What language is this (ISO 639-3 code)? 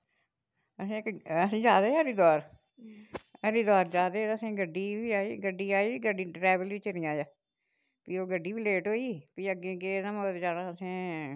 doi